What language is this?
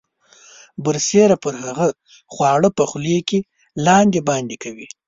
Pashto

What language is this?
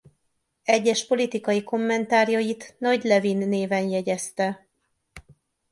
Hungarian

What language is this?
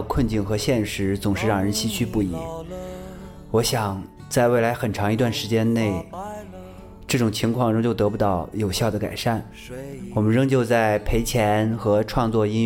Chinese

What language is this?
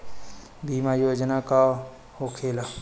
Bhojpuri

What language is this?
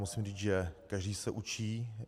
Czech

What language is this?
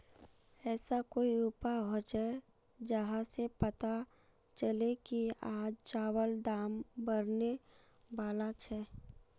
Magahi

